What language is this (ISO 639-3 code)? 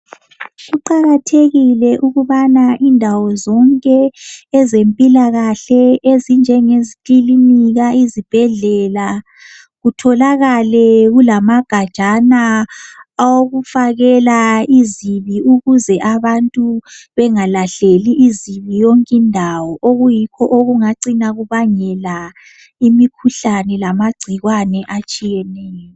nde